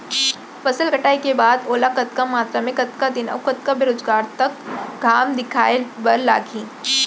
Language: Chhattisgarhi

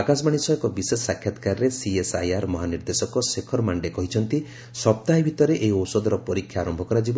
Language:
Odia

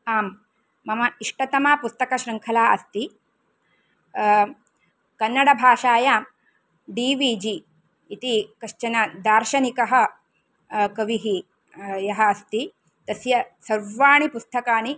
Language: Sanskrit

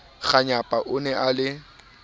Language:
Southern Sotho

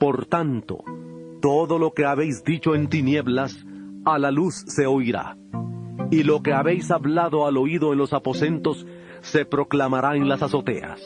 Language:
Spanish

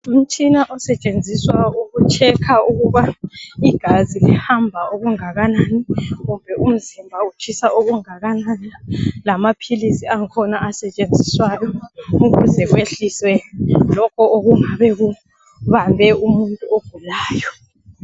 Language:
North Ndebele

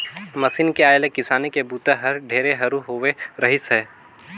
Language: Chhattisgarhi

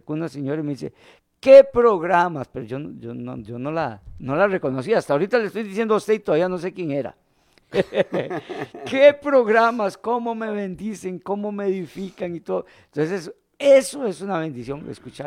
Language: Spanish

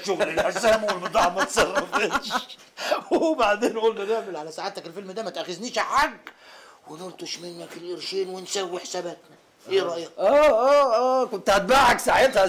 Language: Arabic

